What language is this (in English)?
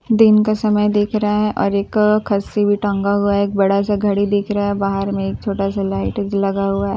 Hindi